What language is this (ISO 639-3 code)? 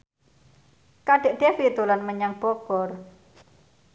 jav